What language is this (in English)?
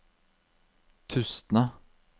Norwegian